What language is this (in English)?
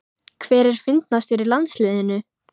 Icelandic